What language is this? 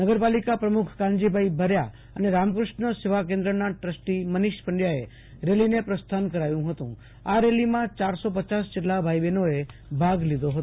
Gujarati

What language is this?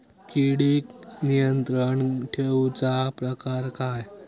Marathi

